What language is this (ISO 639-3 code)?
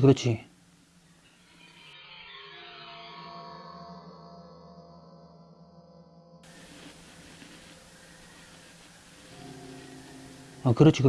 kor